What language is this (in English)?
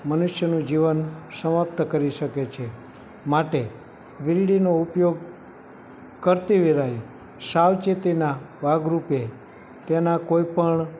Gujarati